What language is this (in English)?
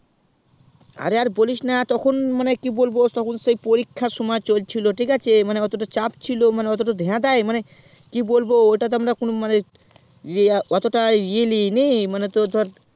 Bangla